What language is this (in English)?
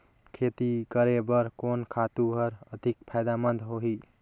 Chhattisgarhi